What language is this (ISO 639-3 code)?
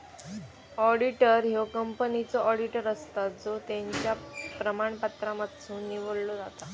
mar